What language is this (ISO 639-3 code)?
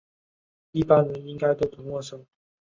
zho